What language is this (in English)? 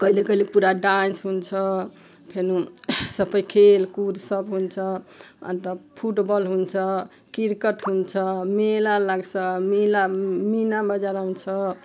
Nepali